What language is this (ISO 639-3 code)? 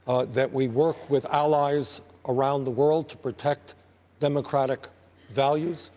eng